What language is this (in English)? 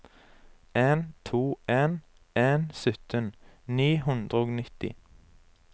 Norwegian